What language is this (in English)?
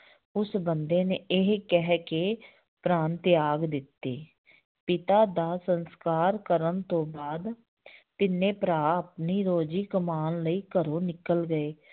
Punjabi